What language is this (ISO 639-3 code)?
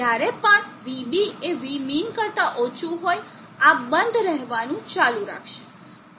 guj